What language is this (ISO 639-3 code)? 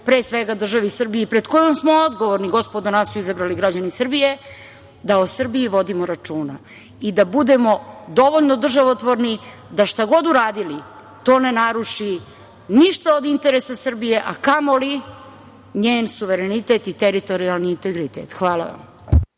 srp